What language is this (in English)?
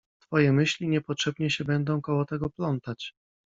Polish